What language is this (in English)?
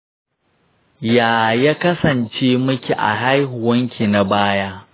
Hausa